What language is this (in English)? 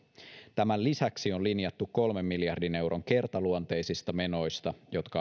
Finnish